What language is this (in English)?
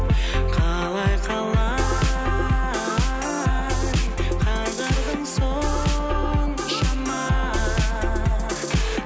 Kazakh